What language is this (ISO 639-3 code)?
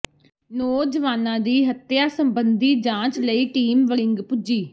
pan